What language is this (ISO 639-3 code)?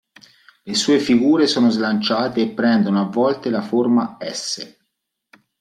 ita